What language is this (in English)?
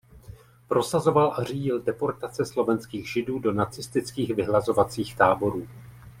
Czech